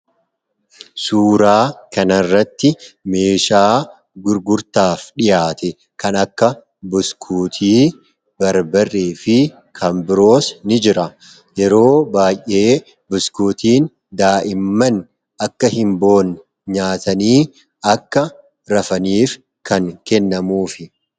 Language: Oromo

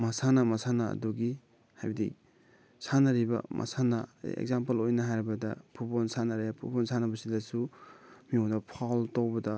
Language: Manipuri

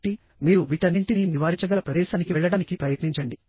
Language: Telugu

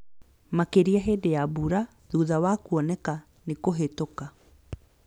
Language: Kikuyu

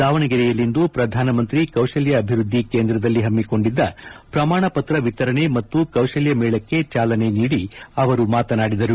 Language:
Kannada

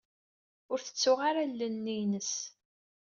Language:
Kabyle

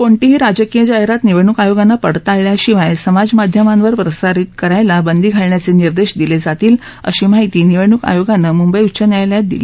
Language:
Marathi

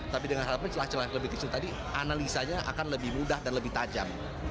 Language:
Indonesian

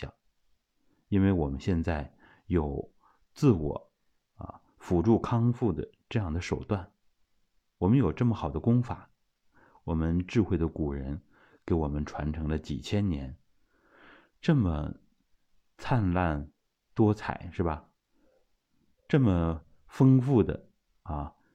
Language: Chinese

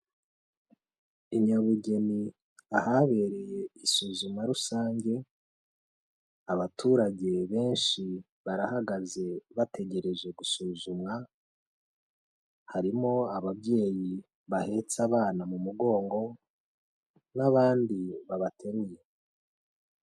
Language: Kinyarwanda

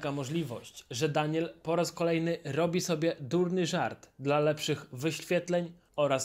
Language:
Polish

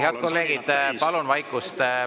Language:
Estonian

